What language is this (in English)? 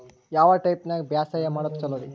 Kannada